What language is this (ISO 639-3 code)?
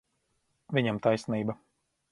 lav